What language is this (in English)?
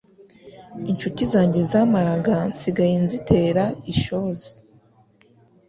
Kinyarwanda